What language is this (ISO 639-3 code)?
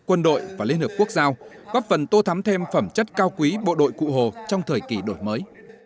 vie